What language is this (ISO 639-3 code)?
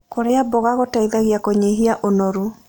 kik